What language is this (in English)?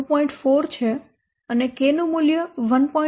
Gujarati